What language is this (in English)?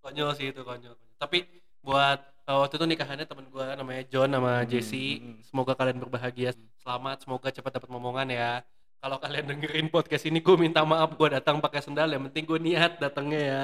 Indonesian